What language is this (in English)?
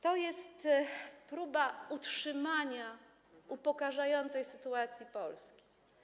Polish